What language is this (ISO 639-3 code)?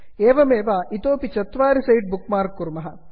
san